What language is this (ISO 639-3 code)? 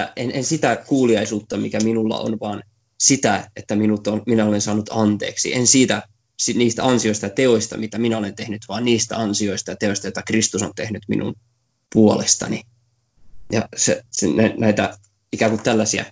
fin